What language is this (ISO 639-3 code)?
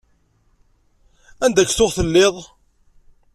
kab